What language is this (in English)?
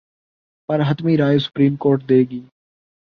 Urdu